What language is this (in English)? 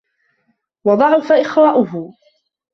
Arabic